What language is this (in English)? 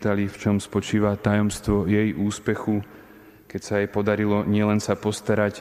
Slovak